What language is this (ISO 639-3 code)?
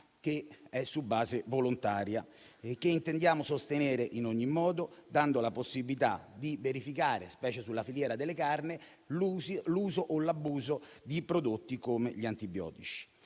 ita